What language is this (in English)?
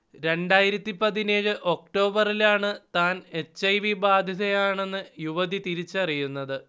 Malayalam